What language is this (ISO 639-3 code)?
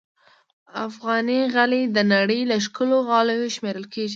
pus